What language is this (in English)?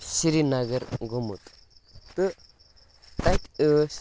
Kashmiri